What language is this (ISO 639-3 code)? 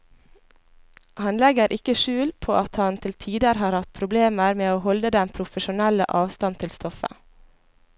nor